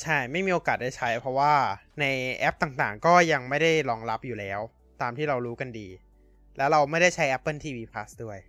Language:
Thai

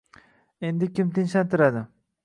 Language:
Uzbek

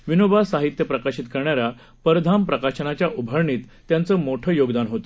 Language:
Marathi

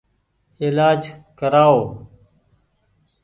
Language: Goaria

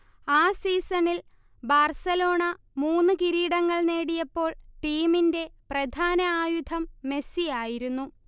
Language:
Malayalam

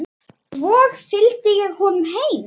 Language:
Icelandic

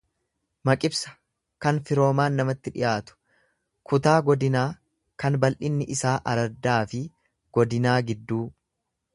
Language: Oromo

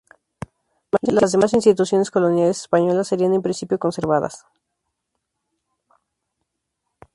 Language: Spanish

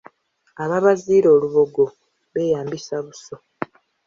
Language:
Ganda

